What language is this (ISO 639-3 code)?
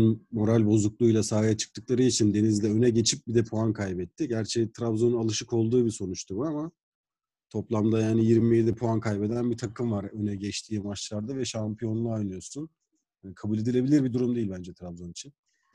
tur